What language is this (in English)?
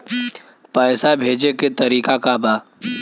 Bhojpuri